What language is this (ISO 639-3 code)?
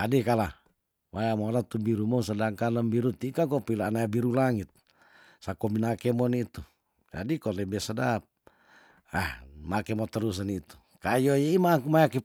tdn